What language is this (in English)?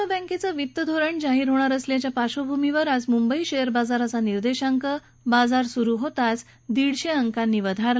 Marathi